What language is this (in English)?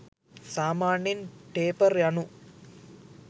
Sinhala